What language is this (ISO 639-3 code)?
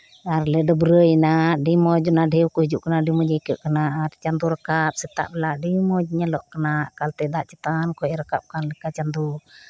sat